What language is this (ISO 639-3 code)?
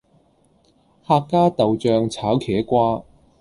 yue